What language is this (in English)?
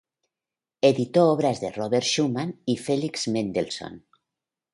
Spanish